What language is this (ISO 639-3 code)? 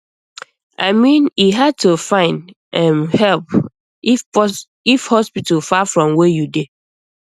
pcm